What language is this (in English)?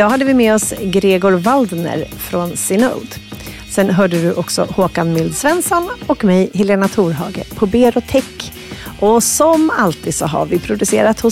Swedish